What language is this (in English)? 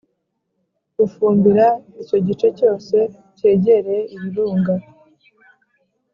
Kinyarwanda